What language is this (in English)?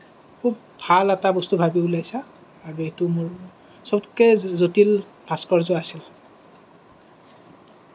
Assamese